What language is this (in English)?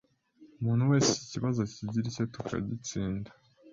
Kinyarwanda